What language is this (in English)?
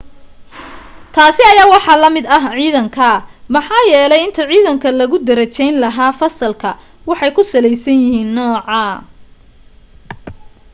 Somali